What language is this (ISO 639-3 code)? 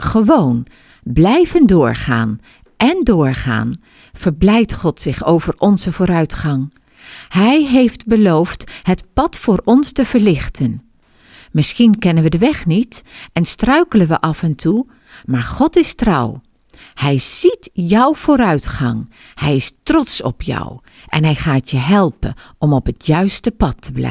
nld